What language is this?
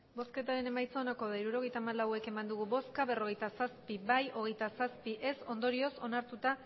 Basque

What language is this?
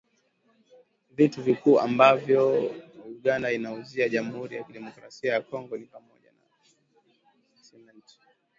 Swahili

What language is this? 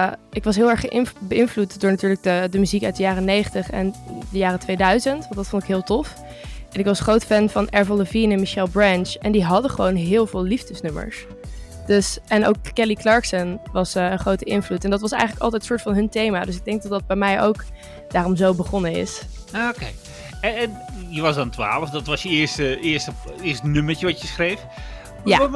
Dutch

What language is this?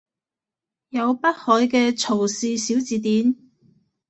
Cantonese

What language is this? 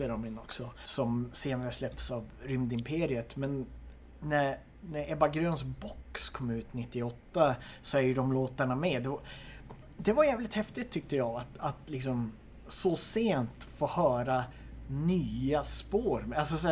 Swedish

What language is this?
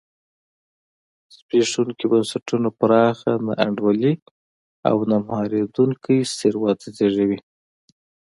Pashto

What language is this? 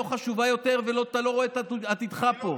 Hebrew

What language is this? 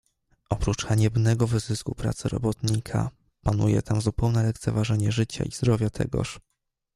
Polish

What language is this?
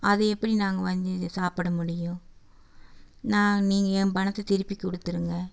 Tamil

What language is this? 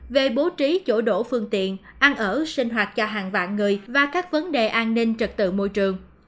Vietnamese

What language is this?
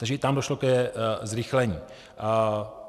Czech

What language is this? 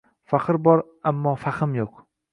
Uzbek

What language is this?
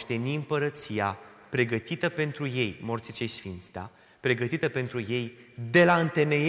Romanian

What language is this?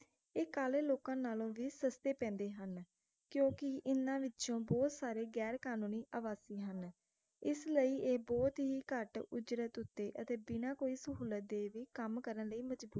Punjabi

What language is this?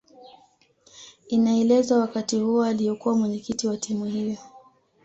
Swahili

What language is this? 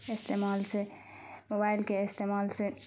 Urdu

